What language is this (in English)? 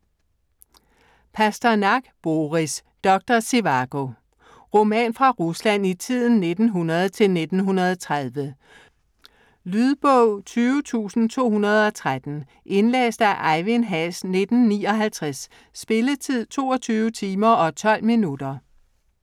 Danish